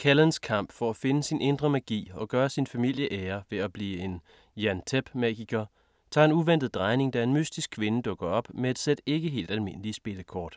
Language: Danish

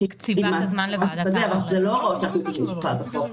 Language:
Hebrew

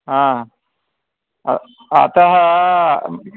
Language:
Sanskrit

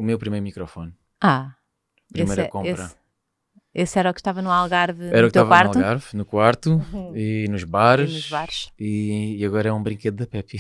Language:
Portuguese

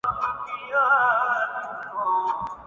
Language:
Urdu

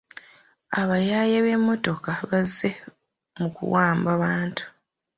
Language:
Ganda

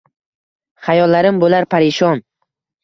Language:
Uzbek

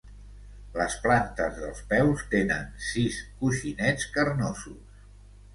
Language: Catalan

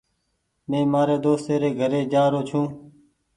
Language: Goaria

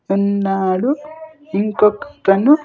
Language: Telugu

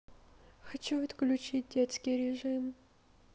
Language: Russian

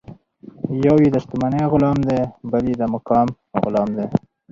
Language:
Pashto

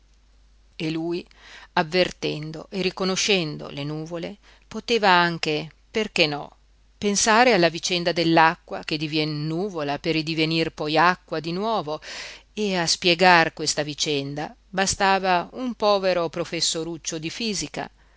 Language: Italian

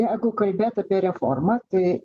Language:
Lithuanian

